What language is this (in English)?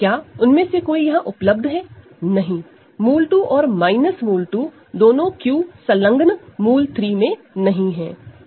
Hindi